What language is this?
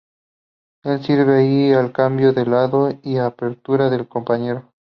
Spanish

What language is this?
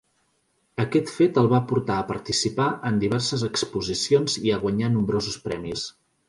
Catalan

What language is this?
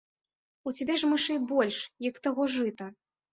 Belarusian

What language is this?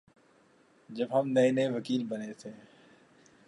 Urdu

